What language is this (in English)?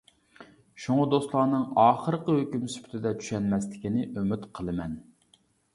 Uyghur